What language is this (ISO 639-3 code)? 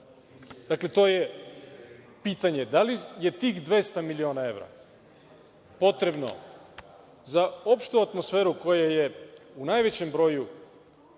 srp